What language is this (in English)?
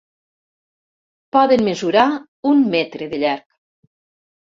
Catalan